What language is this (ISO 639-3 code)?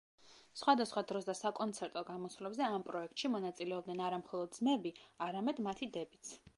kat